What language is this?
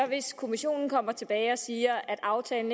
Danish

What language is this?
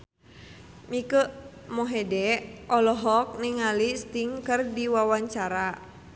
Sundanese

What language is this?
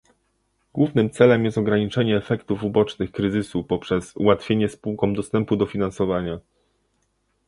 Polish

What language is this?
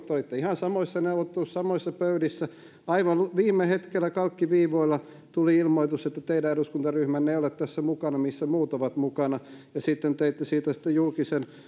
Finnish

